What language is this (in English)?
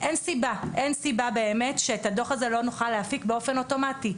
Hebrew